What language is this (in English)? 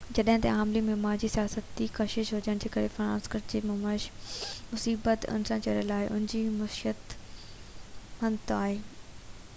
Sindhi